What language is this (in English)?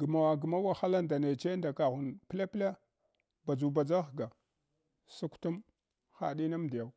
Hwana